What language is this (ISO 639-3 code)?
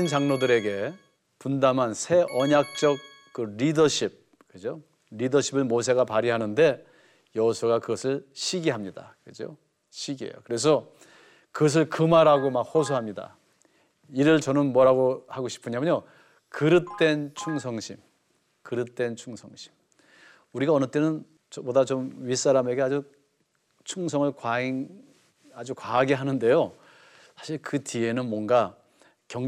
kor